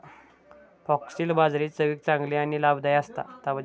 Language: Marathi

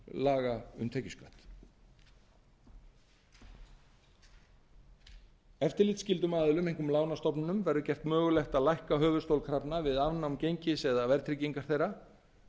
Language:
Icelandic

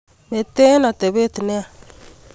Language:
Kalenjin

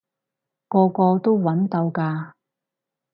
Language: Cantonese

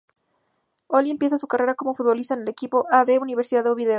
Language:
Spanish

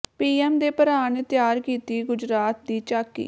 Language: Punjabi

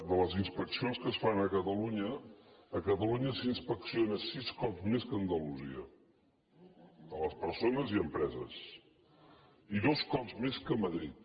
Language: Catalan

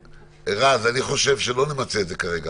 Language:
Hebrew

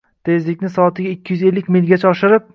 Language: Uzbek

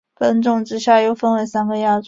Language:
Chinese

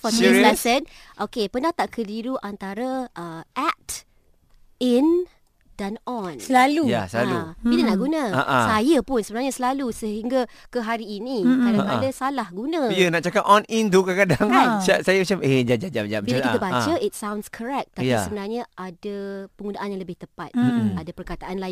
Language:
Malay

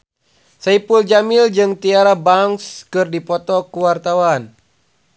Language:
Sundanese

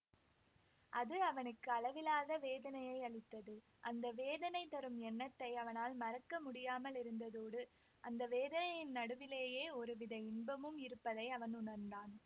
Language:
Tamil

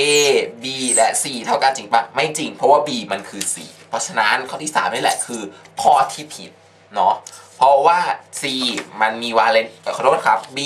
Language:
Thai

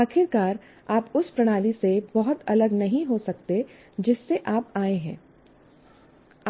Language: Hindi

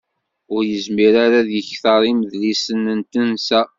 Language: Kabyle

